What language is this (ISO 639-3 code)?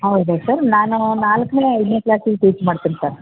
kan